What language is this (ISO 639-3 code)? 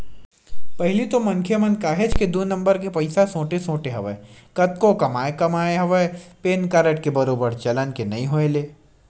hne